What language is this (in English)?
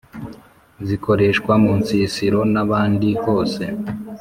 Kinyarwanda